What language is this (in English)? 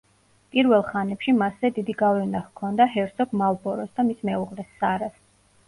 Georgian